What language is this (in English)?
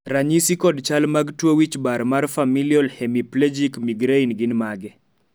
Luo (Kenya and Tanzania)